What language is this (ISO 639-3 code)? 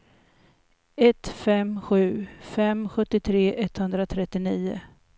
swe